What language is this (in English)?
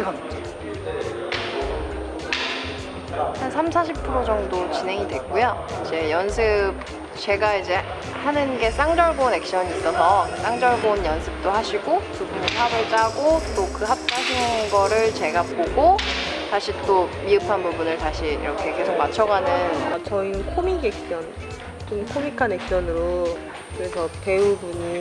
Korean